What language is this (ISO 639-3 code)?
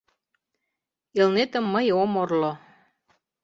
chm